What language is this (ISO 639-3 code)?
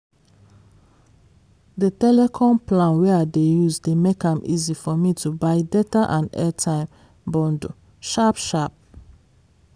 pcm